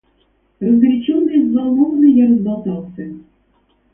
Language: Russian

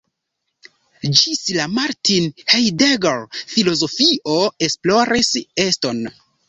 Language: Esperanto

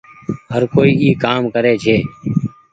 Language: Goaria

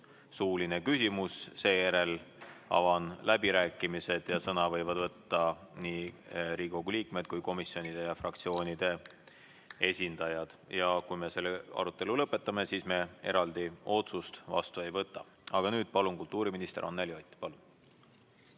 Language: Estonian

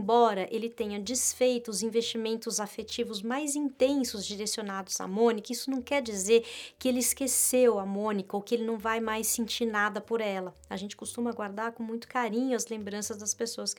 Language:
Portuguese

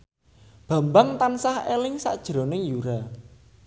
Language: Javanese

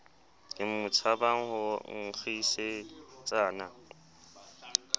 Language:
Southern Sotho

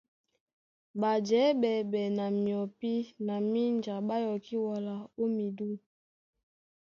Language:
Duala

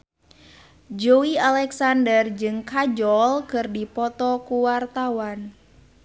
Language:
Sundanese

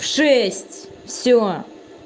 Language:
Russian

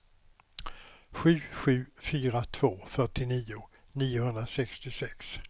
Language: Swedish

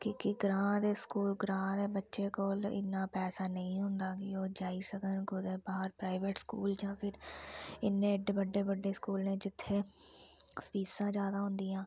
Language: Dogri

